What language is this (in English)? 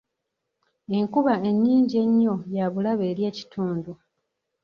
Ganda